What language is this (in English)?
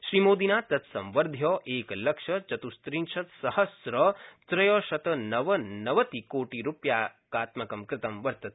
Sanskrit